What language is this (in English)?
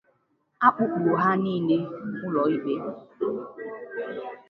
Igbo